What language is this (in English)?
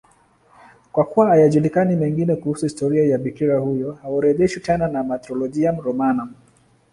Swahili